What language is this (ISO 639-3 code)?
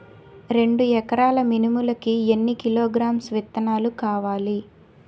tel